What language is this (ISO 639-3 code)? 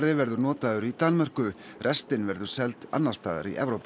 isl